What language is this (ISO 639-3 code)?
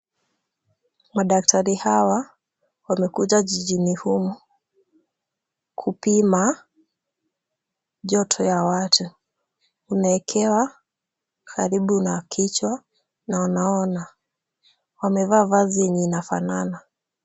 swa